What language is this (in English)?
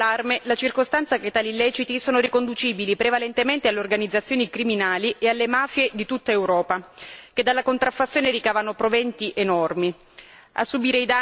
Italian